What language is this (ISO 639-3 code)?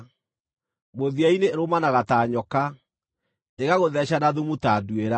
kik